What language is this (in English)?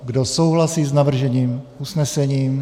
Czech